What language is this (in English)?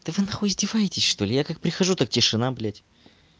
Russian